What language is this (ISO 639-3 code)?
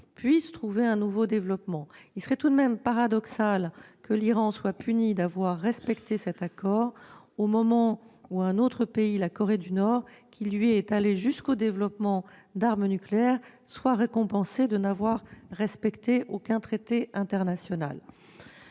fra